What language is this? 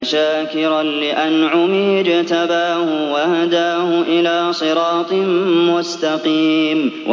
Arabic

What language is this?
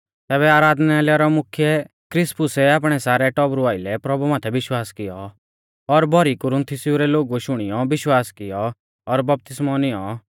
Mahasu Pahari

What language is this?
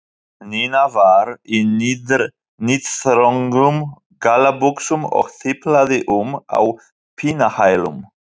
Icelandic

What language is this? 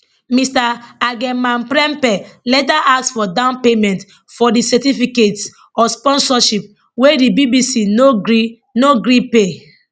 Nigerian Pidgin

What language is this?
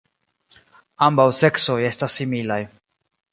Esperanto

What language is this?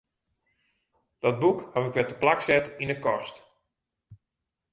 Western Frisian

